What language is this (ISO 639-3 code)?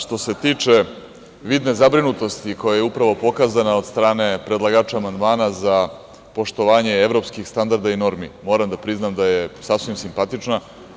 srp